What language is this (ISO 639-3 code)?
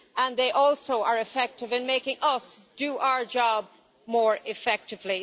eng